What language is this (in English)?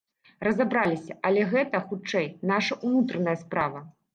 Belarusian